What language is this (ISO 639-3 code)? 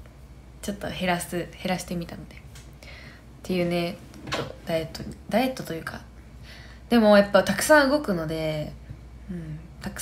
jpn